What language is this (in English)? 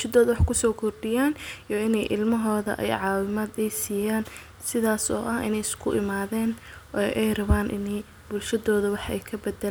Somali